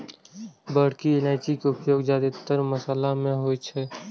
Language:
Maithili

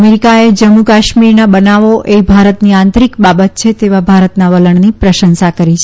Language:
Gujarati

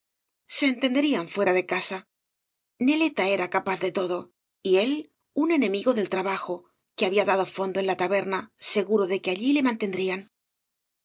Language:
Spanish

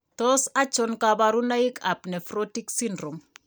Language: Kalenjin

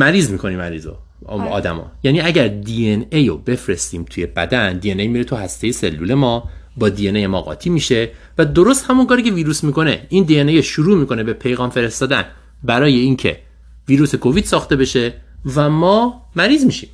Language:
Persian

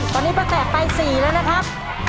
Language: Thai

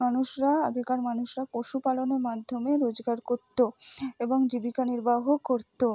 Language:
Bangla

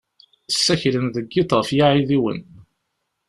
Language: Kabyle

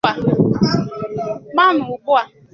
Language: Igbo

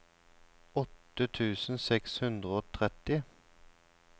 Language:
Norwegian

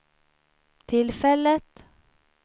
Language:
Swedish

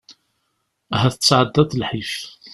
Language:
Kabyle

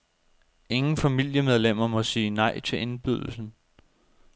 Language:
Danish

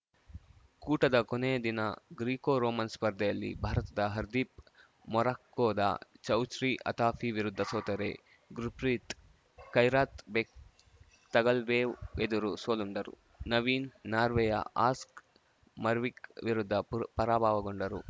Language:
Kannada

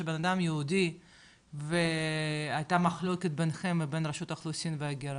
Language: Hebrew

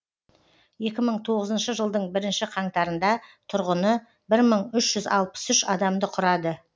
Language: Kazakh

